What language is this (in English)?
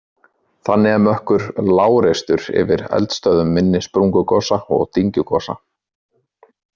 Icelandic